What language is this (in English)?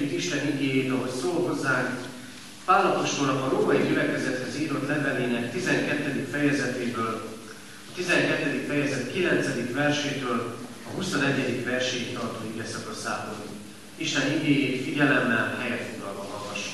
Hungarian